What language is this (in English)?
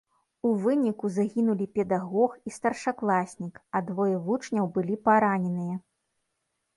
Belarusian